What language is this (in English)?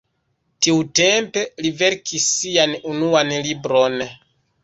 Esperanto